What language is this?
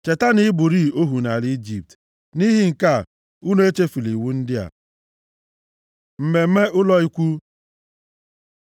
Igbo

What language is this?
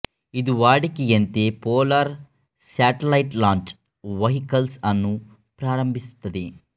Kannada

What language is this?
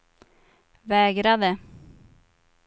Swedish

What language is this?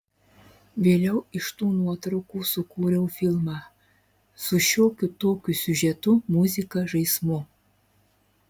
Lithuanian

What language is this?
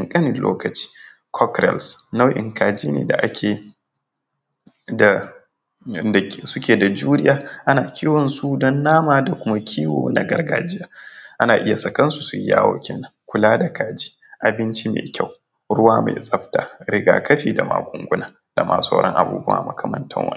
Hausa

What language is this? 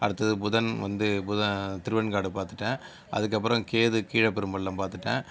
Tamil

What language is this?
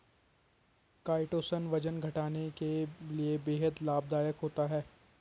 Hindi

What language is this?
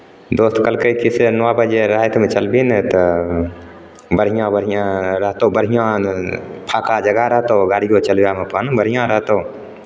Maithili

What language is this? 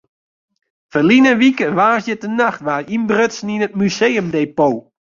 Western Frisian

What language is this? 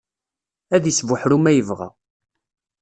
Kabyle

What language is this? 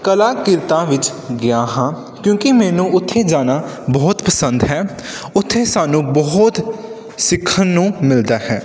Punjabi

